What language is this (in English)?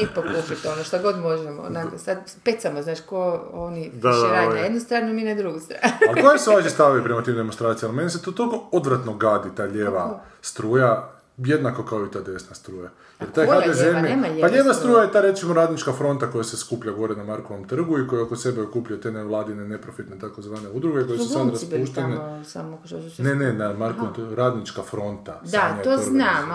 Croatian